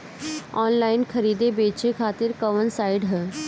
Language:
Bhojpuri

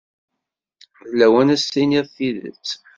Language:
Kabyle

